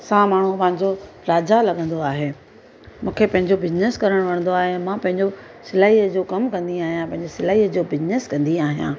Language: Sindhi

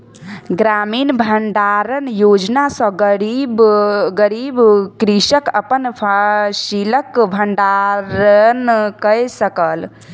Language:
Maithili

